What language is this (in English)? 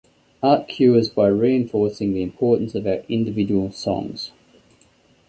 English